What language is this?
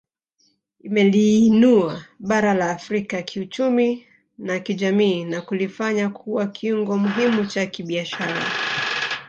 Swahili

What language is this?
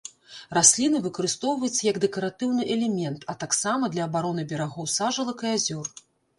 Belarusian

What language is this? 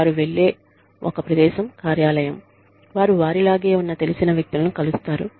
Telugu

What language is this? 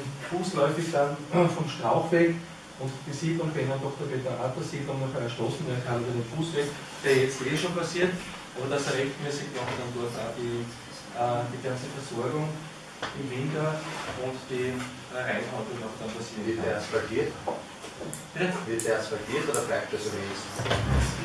German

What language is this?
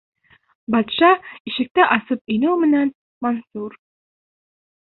Bashkir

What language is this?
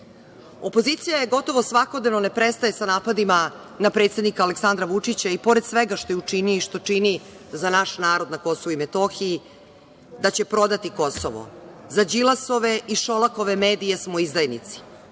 Serbian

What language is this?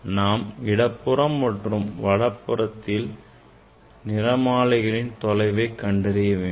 Tamil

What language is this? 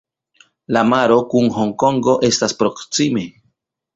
Esperanto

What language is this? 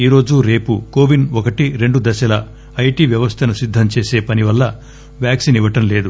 Telugu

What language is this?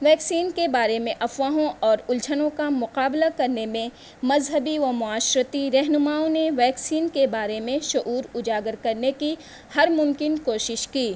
Urdu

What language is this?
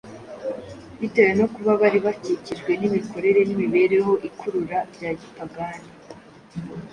Kinyarwanda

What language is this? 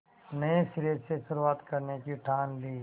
Hindi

